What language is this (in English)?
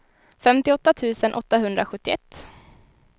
Swedish